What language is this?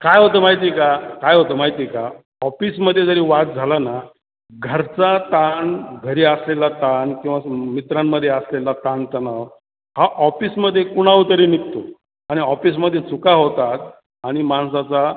Marathi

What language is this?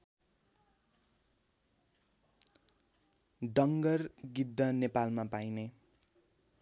Nepali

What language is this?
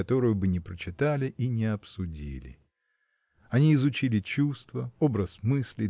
Russian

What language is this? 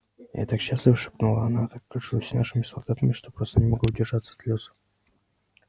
Russian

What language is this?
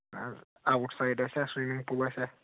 Kashmiri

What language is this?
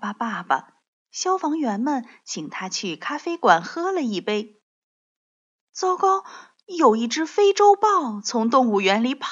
Chinese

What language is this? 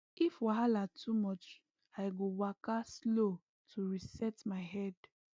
Nigerian Pidgin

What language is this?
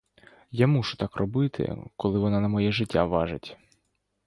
Ukrainian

